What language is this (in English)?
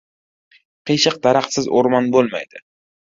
Uzbek